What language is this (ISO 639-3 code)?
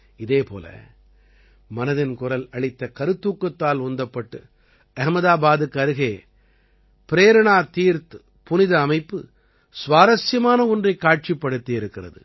tam